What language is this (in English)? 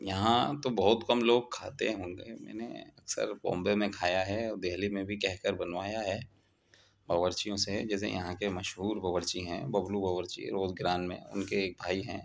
Urdu